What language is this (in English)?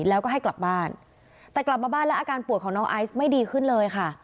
Thai